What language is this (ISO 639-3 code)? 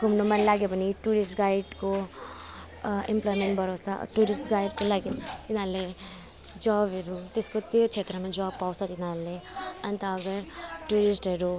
nep